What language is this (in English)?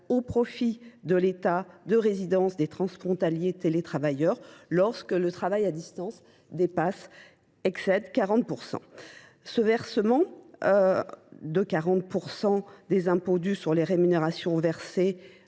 French